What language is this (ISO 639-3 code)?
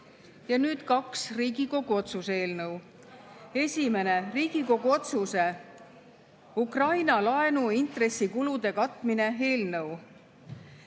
est